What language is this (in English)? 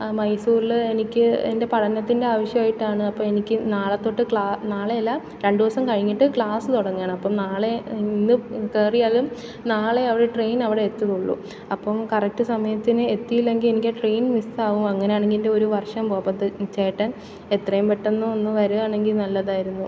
Malayalam